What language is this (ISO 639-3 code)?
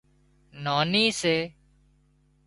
kxp